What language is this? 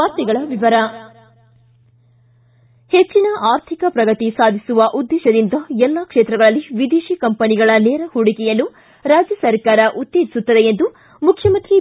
Kannada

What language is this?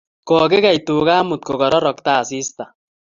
Kalenjin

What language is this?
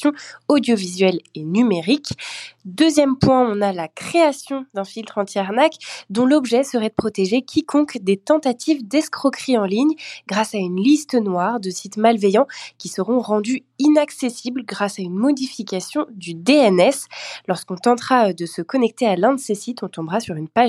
French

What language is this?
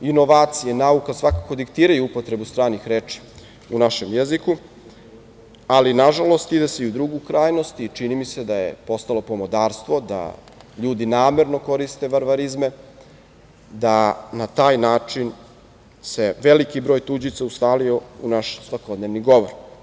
Serbian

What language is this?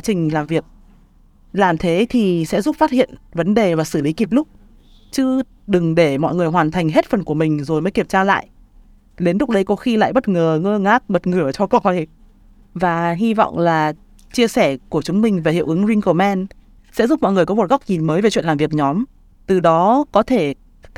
Vietnamese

